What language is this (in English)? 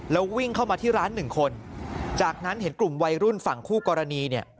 Thai